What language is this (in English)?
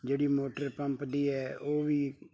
Punjabi